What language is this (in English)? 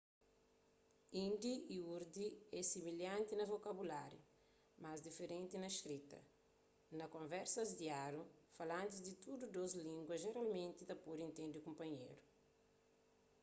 Kabuverdianu